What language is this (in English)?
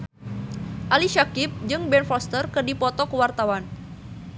Sundanese